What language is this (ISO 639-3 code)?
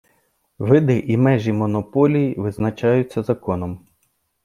ukr